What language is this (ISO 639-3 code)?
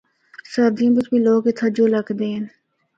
hno